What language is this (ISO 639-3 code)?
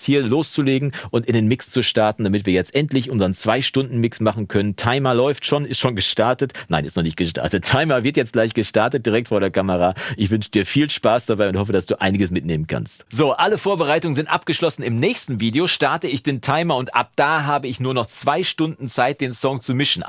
deu